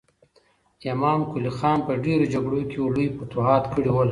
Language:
Pashto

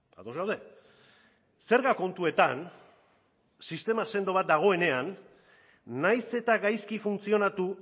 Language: Basque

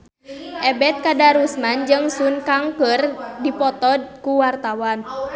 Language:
Sundanese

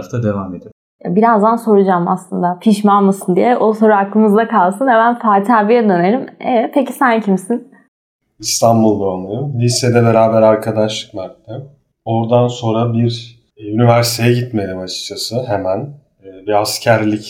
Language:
Turkish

